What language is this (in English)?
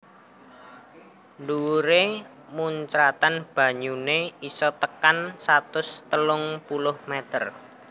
Javanese